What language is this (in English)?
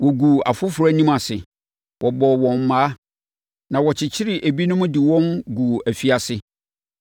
Akan